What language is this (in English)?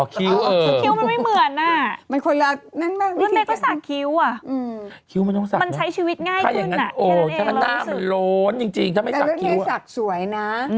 Thai